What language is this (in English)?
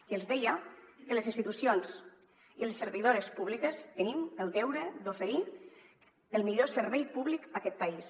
Catalan